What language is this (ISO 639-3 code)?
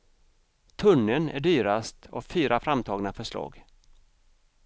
swe